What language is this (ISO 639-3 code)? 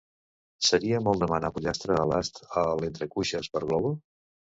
cat